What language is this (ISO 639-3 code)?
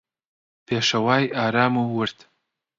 ckb